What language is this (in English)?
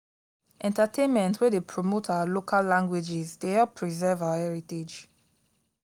Nigerian Pidgin